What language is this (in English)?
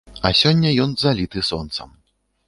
Belarusian